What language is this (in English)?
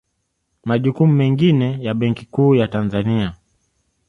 Swahili